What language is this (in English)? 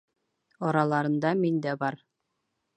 Bashkir